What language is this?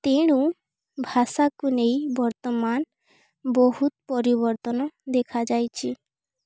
Odia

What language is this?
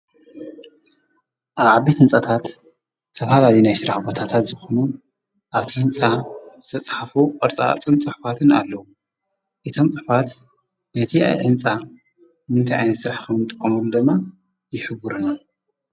Tigrinya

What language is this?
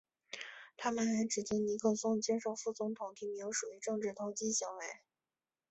Chinese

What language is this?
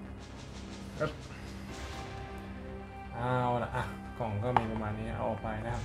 Thai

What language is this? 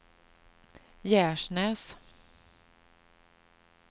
Swedish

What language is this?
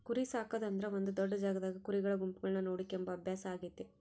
Kannada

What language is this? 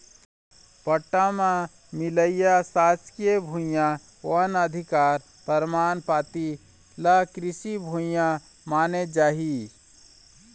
Chhattisgarhi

